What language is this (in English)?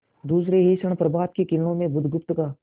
Hindi